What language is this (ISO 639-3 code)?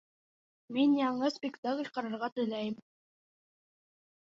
bak